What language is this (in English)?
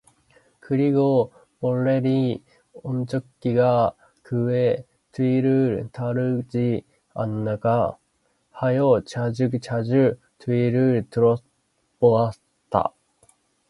Korean